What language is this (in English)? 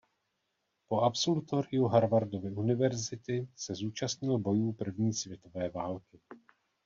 Czech